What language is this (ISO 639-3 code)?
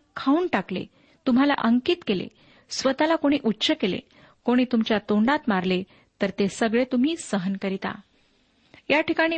mar